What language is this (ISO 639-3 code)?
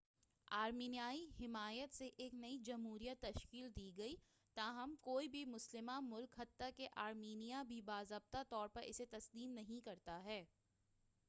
urd